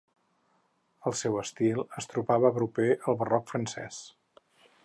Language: Catalan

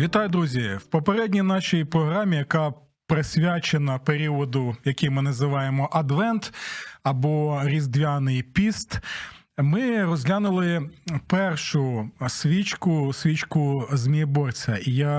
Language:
Ukrainian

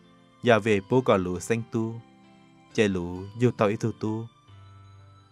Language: Thai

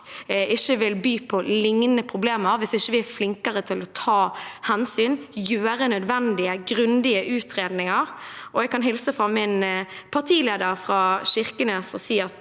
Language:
Norwegian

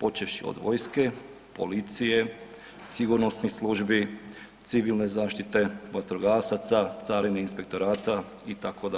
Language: Croatian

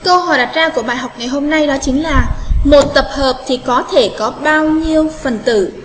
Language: Vietnamese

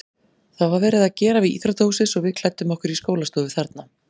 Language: Icelandic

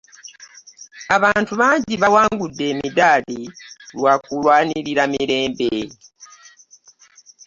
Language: Ganda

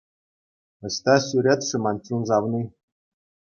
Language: Chuvash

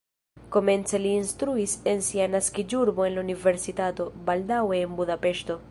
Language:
Esperanto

